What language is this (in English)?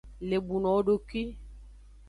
Aja (Benin)